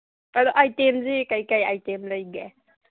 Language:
Manipuri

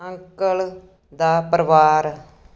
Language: Punjabi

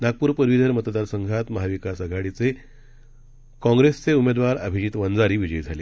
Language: Marathi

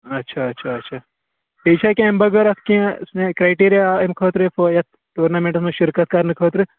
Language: Kashmiri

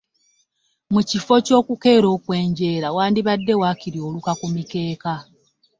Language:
Ganda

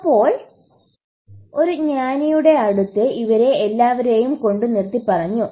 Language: Malayalam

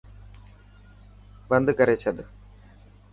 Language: Dhatki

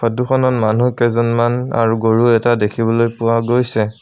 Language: Assamese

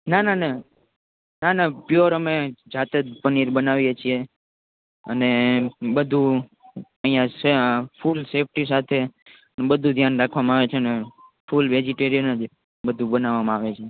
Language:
Gujarati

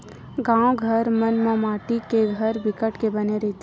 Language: Chhattisgarhi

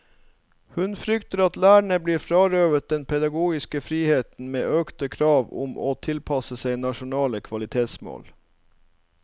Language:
Norwegian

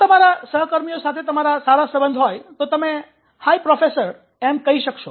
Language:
Gujarati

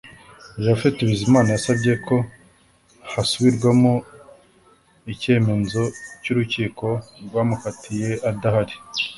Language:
Kinyarwanda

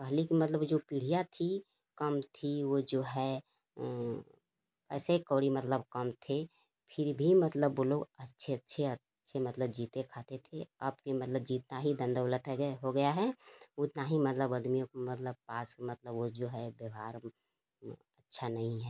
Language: Hindi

